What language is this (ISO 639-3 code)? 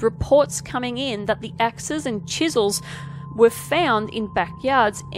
eng